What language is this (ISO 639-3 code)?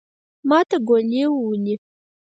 pus